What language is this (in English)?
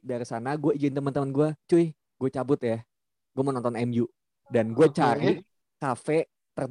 Indonesian